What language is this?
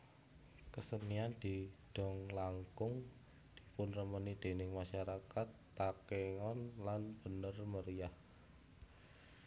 Javanese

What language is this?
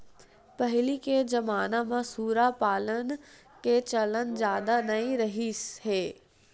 Chhattisgarhi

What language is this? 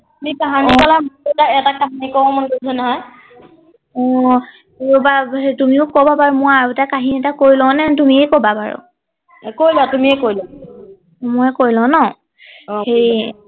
Assamese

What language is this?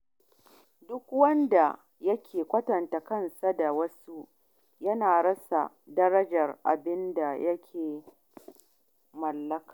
Hausa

